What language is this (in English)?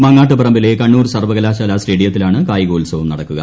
Malayalam